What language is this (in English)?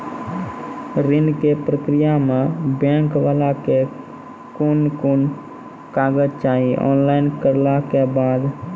Maithili